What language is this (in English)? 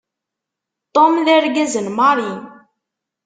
Kabyle